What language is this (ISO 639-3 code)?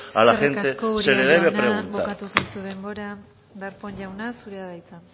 eus